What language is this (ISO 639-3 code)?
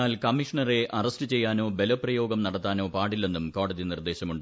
mal